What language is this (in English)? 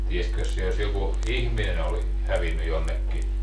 Finnish